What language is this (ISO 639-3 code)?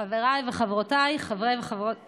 heb